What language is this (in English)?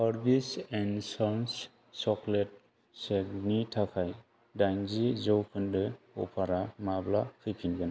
Bodo